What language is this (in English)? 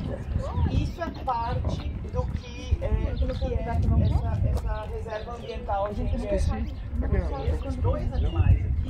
Portuguese